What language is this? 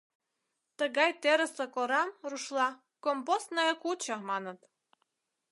Mari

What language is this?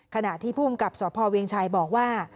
Thai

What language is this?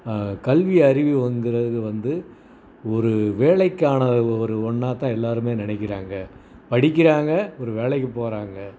Tamil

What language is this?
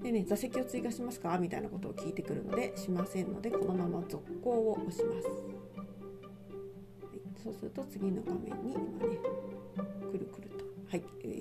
Japanese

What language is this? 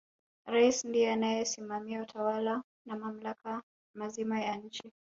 Swahili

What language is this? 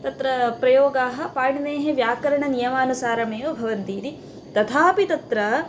Sanskrit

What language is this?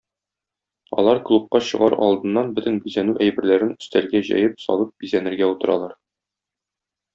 Tatar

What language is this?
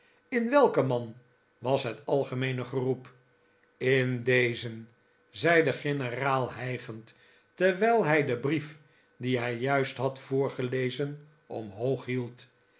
Dutch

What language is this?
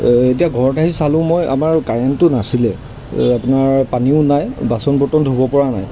Assamese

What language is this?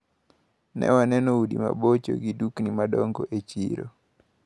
Luo (Kenya and Tanzania)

